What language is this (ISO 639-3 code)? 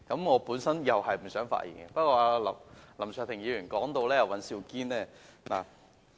yue